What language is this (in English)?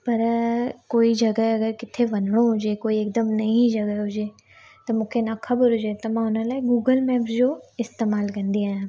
Sindhi